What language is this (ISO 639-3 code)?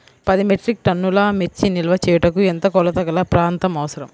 tel